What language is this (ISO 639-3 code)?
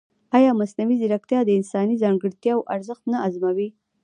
pus